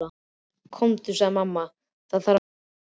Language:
Icelandic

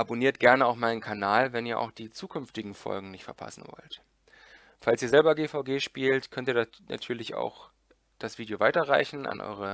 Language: German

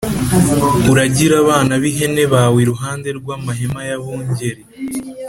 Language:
Kinyarwanda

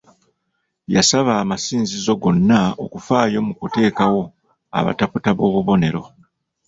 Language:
Ganda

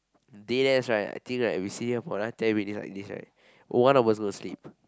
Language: English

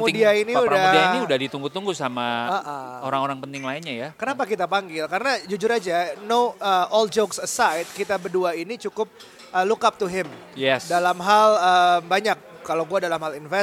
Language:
Indonesian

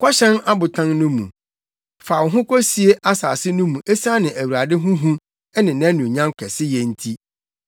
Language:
Akan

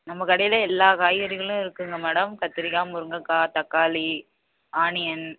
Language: Tamil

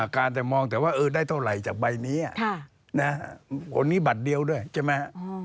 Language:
Thai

